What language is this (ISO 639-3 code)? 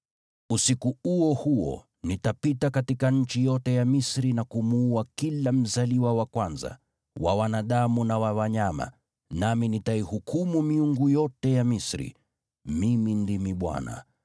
swa